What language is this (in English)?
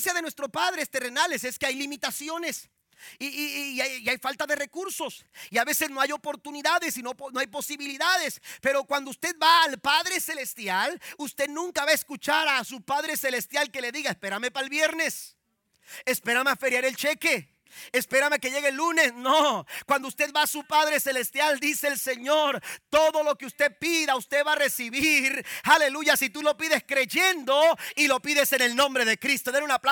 Spanish